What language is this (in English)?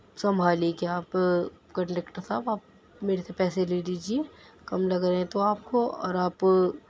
Urdu